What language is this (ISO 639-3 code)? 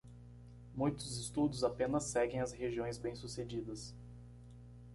por